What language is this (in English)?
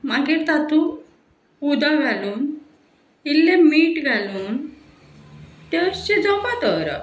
Konkani